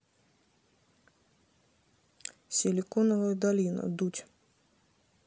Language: Russian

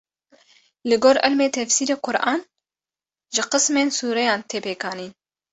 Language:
Kurdish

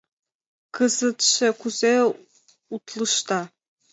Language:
Mari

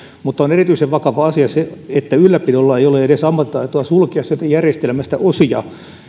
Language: Finnish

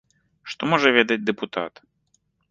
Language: Belarusian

